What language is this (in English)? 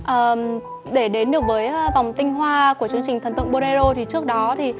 Vietnamese